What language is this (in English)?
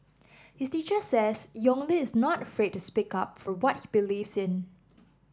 English